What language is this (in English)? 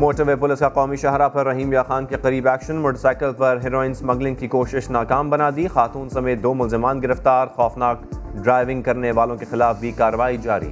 Urdu